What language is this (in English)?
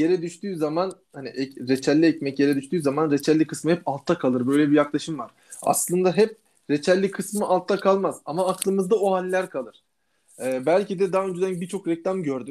Turkish